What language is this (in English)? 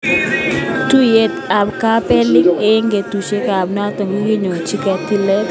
Kalenjin